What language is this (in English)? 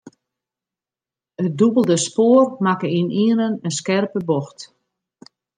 Western Frisian